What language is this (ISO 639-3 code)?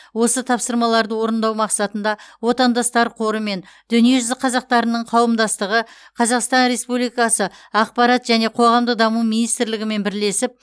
kaz